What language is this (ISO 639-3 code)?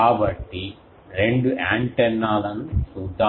tel